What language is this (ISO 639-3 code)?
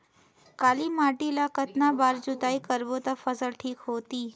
hne